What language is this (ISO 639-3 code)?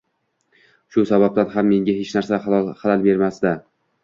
uzb